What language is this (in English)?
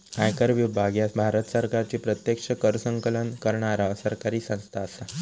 Marathi